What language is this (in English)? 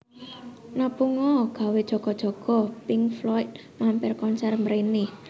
Javanese